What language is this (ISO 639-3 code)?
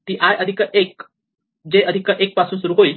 mar